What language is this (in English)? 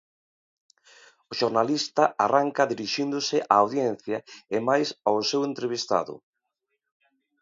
Galician